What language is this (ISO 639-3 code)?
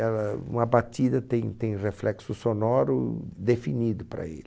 por